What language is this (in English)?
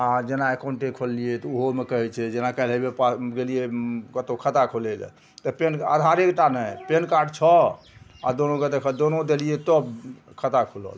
Maithili